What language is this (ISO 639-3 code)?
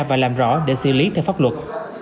vie